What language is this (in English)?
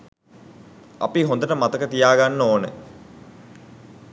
Sinhala